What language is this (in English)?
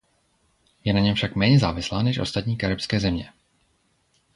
Czech